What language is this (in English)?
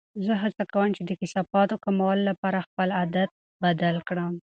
Pashto